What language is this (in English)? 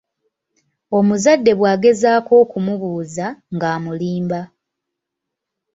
Ganda